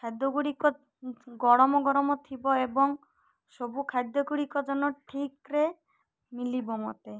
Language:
Odia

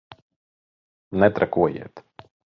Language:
Latvian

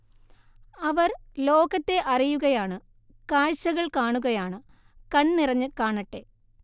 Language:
Malayalam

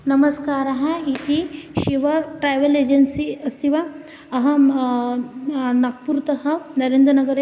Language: Sanskrit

